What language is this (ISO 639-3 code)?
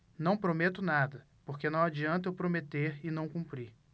por